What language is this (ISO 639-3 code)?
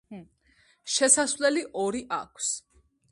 kat